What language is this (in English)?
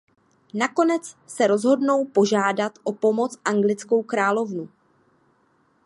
Czech